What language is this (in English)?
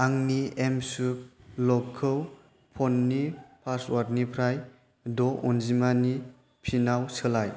Bodo